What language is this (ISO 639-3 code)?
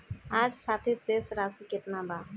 bho